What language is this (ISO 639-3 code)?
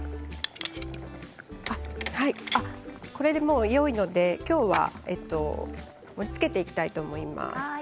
jpn